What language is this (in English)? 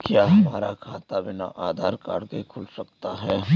Hindi